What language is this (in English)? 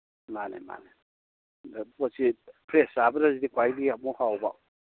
Manipuri